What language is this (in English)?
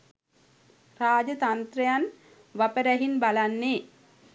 Sinhala